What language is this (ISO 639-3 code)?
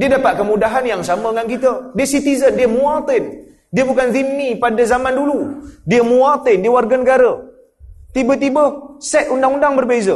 msa